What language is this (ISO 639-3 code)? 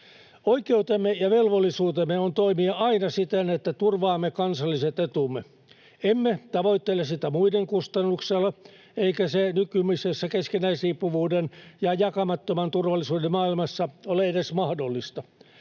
fin